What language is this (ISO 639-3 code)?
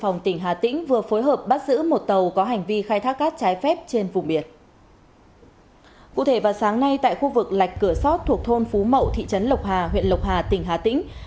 vie